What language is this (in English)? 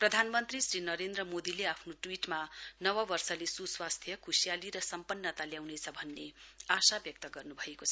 Nepali